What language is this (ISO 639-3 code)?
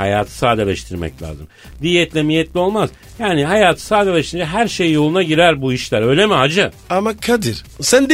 tur